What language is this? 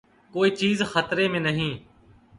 Urdu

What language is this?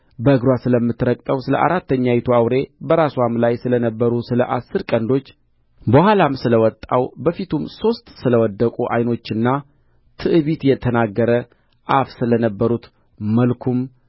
Amharic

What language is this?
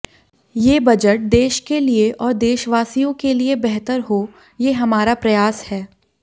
Hindi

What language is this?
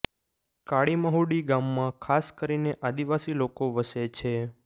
Gujarati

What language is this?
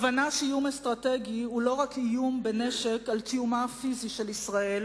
Hebrew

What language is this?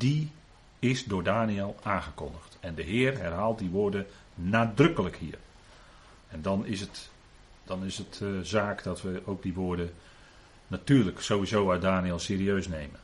Dutch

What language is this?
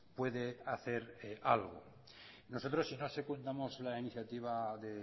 Spanish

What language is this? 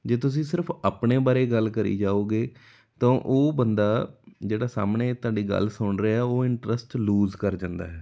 Punjabi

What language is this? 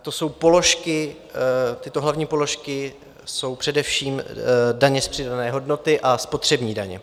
Czech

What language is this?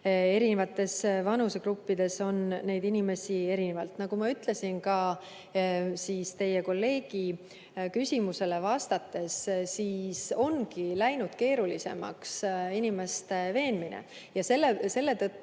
Estonian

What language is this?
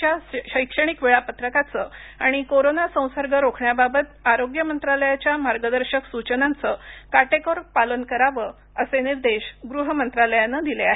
Marathi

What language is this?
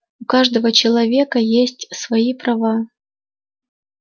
Russian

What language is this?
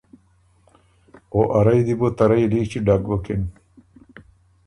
Ormuri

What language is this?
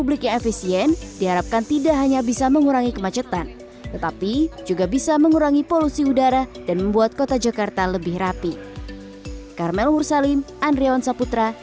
Indonesian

